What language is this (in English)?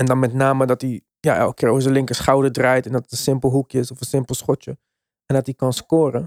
Dutch